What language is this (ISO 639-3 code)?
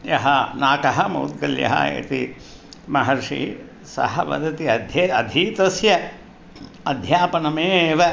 san